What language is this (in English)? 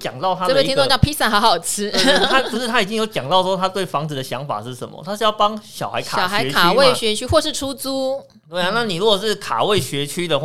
Chinese